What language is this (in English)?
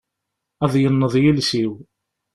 Kabyle